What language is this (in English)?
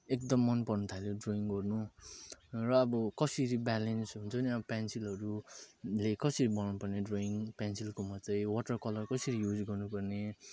Nepali